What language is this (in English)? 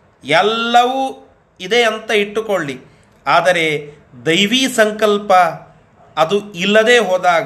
Kannada